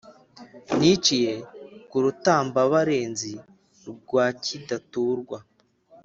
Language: Kinyarwanda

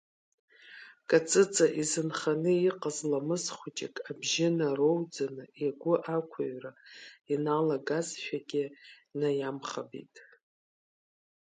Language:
Abkhazian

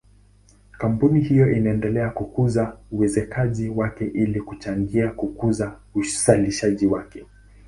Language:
Swahili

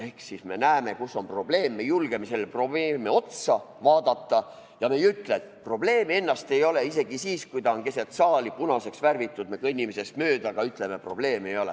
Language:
Estonian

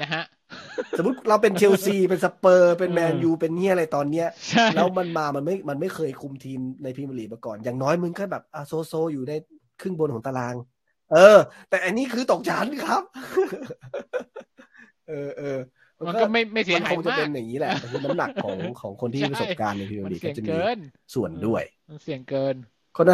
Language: Thai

